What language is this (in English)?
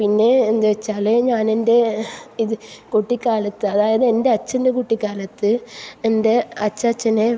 Malayalam